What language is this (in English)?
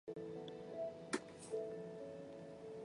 Chinese